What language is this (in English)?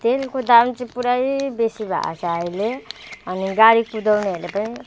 Nepali